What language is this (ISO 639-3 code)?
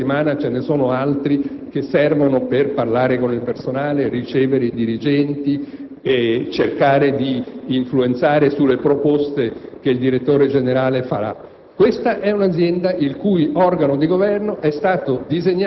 ita